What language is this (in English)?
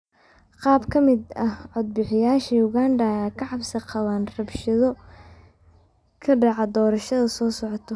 Somali